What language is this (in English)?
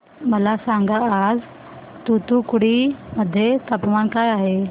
Marathi